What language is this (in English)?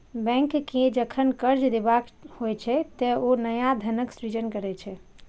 Maithili